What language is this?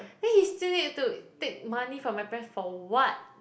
English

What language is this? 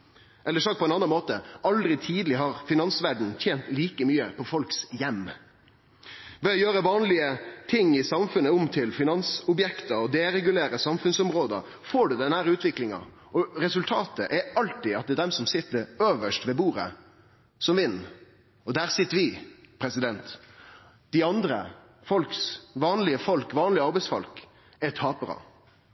Norwegian Nynorsk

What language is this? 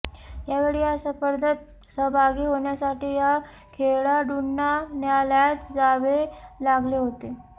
Marathi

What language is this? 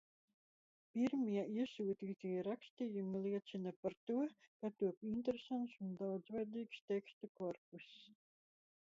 Latvian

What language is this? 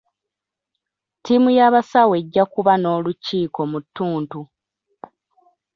Ganda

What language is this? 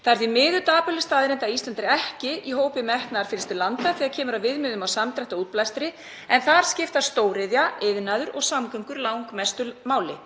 Icelandic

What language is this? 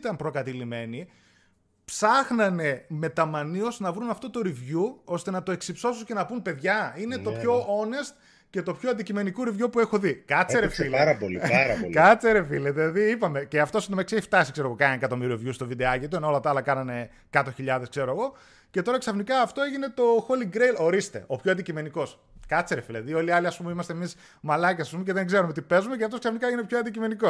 Greek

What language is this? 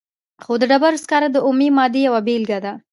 Pashto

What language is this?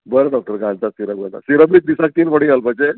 Konkani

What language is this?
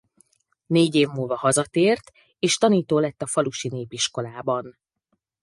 Hungarian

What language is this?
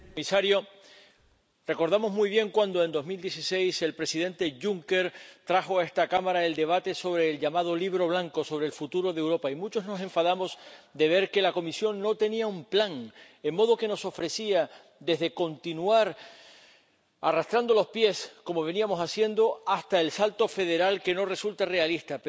Spanish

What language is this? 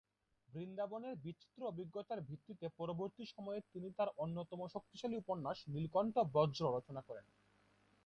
Bangla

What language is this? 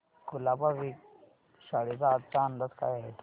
Marathi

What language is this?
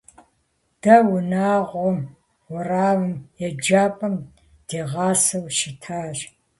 Kabardian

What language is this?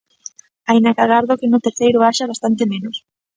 Galician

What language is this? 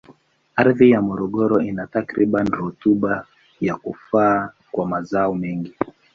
Swahili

